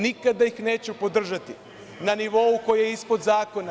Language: Serbian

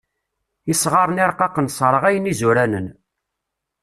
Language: Kabyle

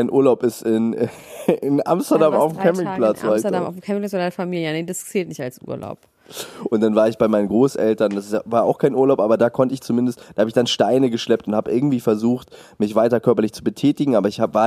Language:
German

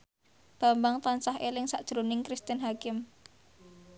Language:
Javanese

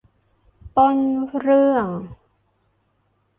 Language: Thai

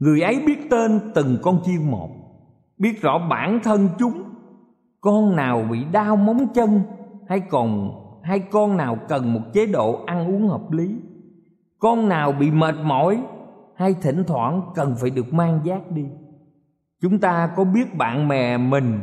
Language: Vietnamese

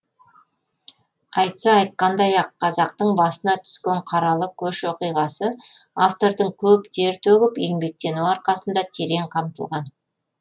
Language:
Kazakh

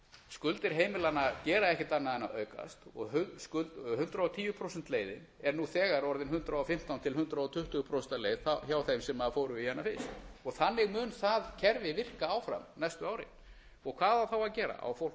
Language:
Icelandic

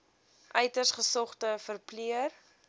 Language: Afrikaans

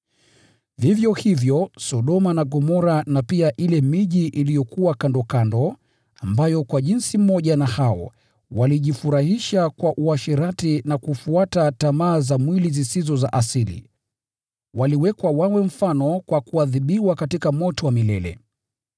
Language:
Swahili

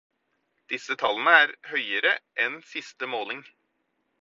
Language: Norwegian Bokmål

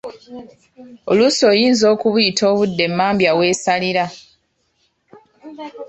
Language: Ganda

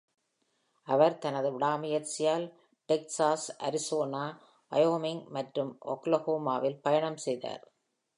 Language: Tamil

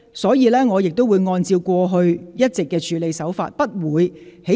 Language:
Cantonese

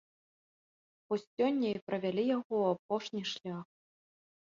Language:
Belarusian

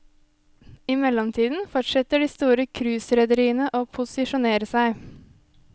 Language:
Norwegian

